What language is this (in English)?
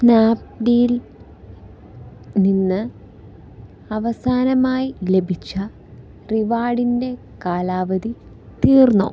Malayalam